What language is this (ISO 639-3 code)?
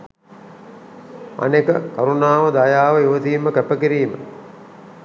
sin